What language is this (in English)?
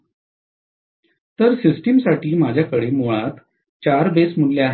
Marathi